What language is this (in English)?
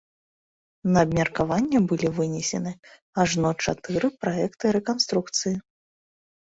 Belarusian